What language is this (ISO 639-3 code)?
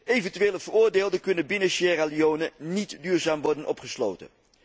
nld